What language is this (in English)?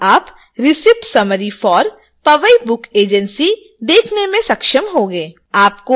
Hindi